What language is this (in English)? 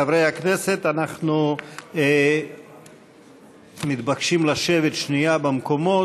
Hebrew